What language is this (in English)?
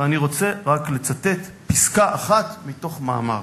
Hebrew